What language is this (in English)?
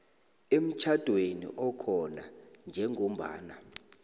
South Ndebele